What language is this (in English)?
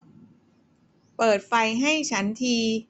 Thai